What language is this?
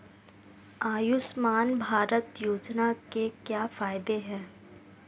Hindi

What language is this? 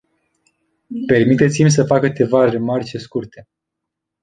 Romanian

